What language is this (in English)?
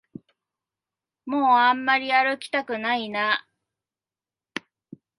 Japanese